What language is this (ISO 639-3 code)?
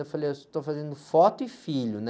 por